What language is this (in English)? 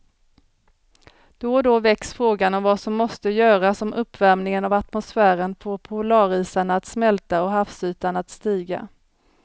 Swedish